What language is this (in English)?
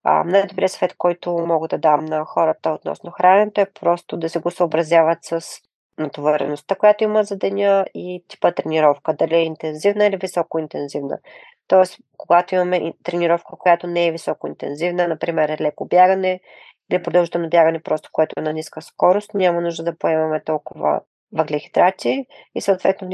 Bulgarian